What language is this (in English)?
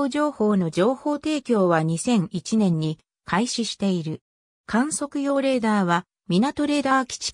Japanese